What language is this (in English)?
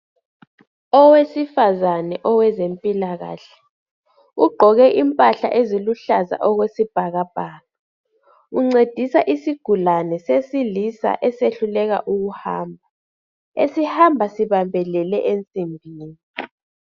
North Ndebele